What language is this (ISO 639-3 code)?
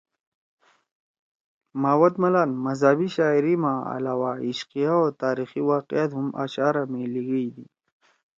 trw